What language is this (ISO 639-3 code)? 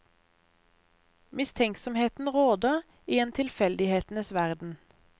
nor